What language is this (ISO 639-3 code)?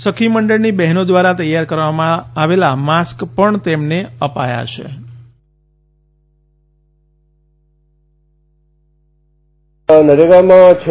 guj